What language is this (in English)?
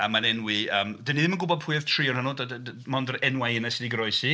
Welsh